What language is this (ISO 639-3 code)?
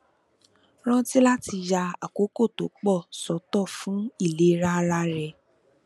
yor